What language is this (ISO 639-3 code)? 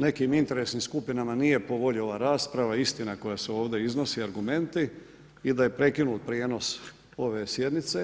hrv